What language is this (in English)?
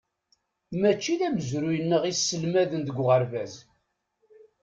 Kabyle